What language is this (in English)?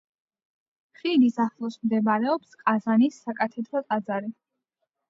Georgian